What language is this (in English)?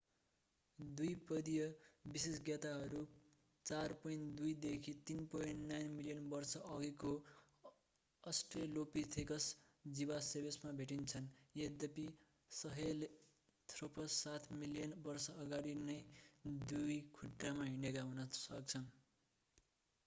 Nepali